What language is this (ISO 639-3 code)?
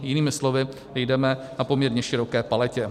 ces